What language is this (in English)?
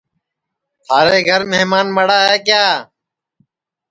Sansi